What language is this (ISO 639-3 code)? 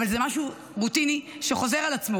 heb